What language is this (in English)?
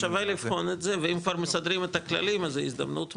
Hebrew